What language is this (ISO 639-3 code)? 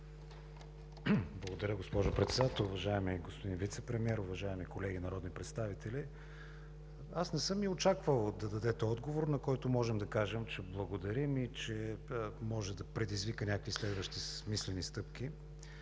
bul